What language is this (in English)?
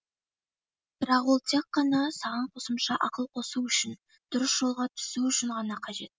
Kazakh